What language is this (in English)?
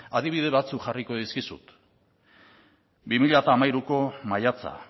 Basque